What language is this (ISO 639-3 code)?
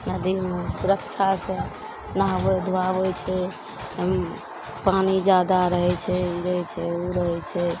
mai